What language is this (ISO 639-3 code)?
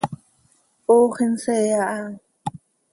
sei